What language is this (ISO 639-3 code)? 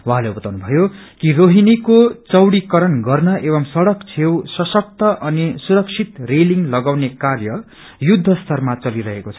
nep